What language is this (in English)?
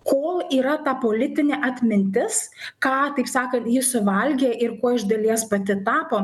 Lithuanian